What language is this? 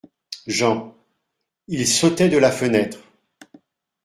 French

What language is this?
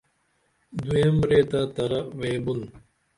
Dameli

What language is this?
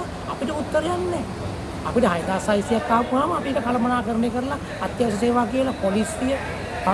Indonesian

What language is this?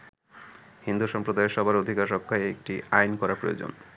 Bangla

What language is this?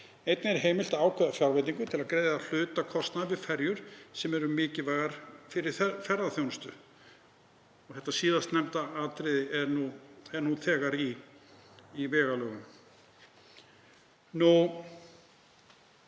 Icelandic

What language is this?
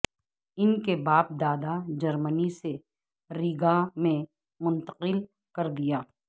Urdu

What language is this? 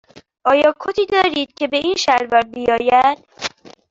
Persian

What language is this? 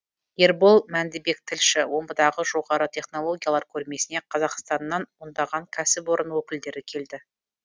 Kazakh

